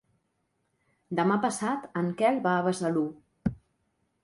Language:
Catalan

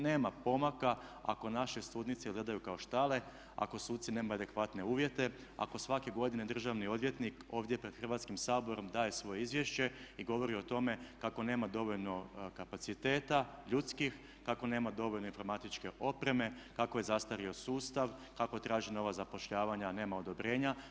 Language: Croatian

